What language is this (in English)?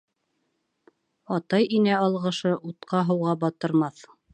Bashkir